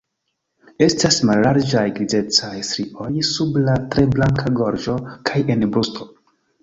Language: Esperanto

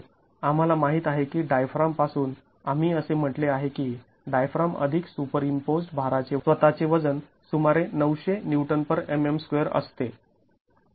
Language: Marathi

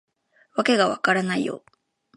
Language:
Japanese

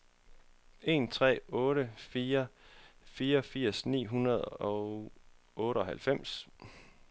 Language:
Danish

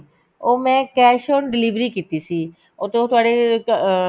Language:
Punjabi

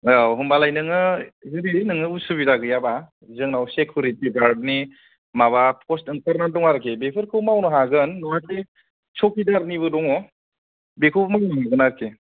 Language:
Bodo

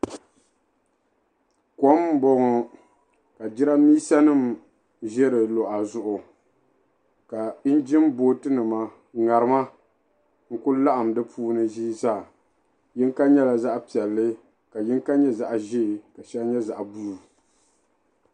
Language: Dagbani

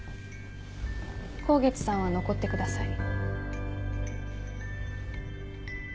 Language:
Japanese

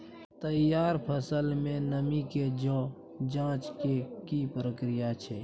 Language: Maithili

